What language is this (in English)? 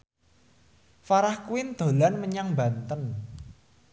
Javanese